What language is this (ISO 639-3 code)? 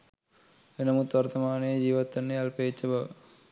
sin